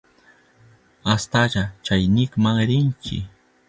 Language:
Southern Pastaza Quechua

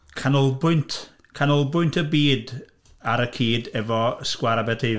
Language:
Welsh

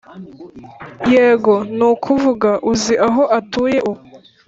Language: Kinyarwanda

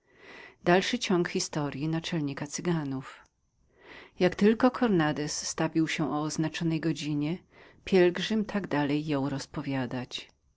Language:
Polish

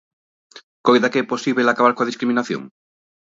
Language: Galician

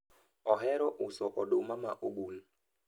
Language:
Luo (Kenya and Tanzania)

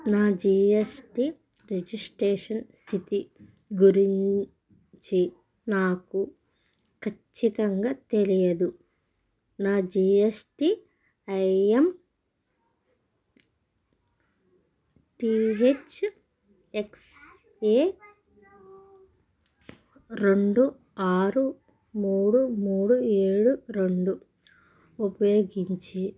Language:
Telugu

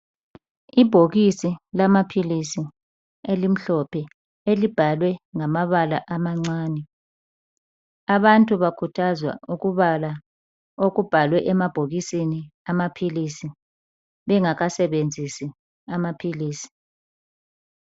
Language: North Ndebele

